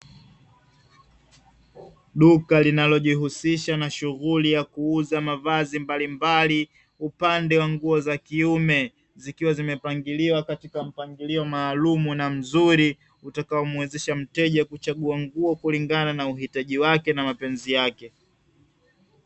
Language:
Swahili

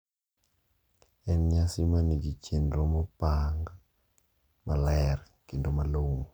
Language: Luo (Kenya and Tanzania)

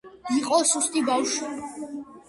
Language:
Georgian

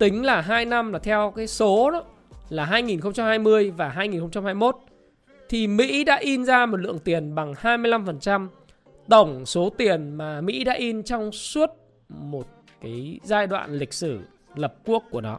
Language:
Vietnamese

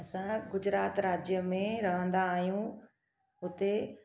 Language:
Sindhi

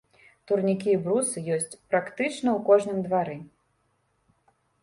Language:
Belarusian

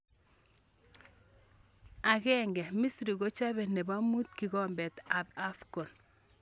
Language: Kalenjin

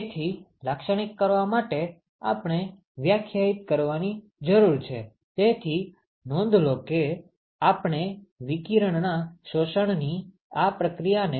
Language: Gujarati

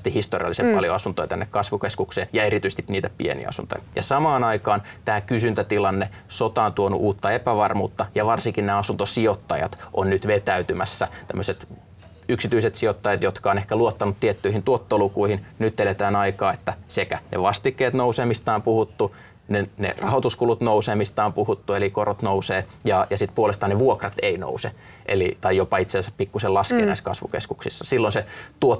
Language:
Finnish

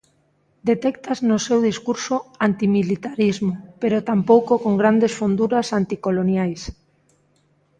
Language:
Galician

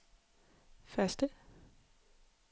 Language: Danish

